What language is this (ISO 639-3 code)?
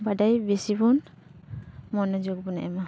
sat